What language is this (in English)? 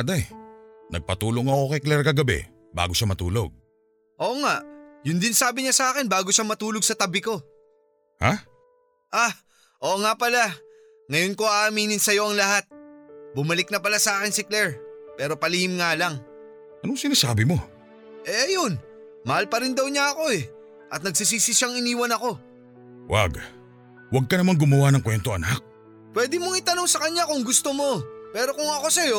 Filipino